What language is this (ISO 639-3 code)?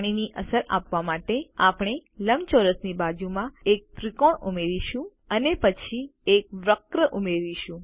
guj